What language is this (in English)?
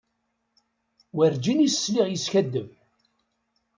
Kabyle